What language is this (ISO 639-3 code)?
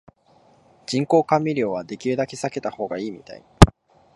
jpn